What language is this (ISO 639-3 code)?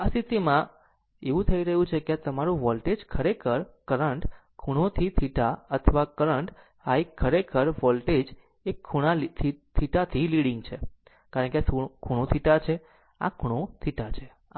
guj